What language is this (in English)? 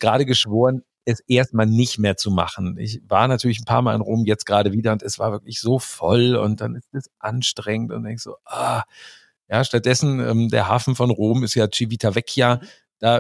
German